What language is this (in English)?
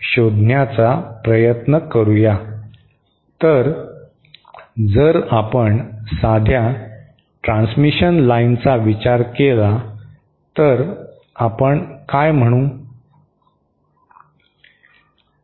Marathi